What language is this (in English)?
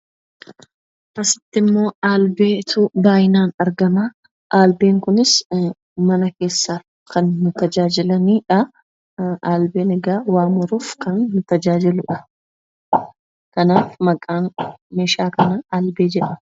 Oromo